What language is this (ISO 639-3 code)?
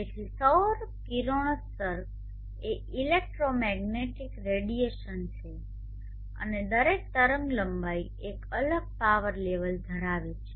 guj